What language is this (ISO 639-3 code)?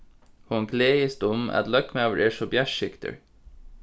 fao